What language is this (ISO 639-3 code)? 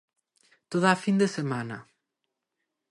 glg